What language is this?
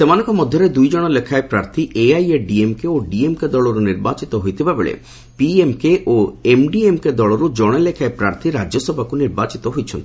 Odia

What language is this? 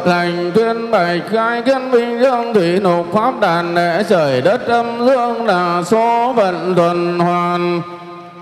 Vietnamese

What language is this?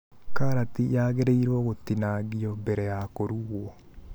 Kikuyu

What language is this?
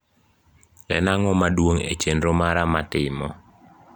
Luo (Kenya and Tanzania)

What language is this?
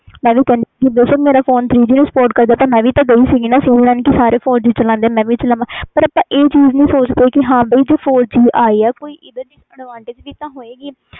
Punjabi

